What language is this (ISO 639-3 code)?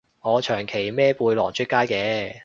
yue